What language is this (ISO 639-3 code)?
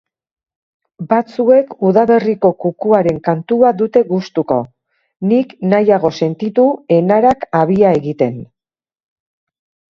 eus